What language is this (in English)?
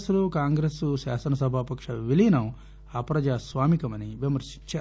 Telugu